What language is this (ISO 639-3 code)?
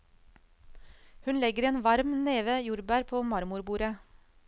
nor